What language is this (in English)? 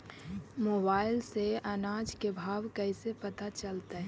Magahi